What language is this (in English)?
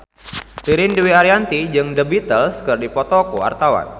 Sundanese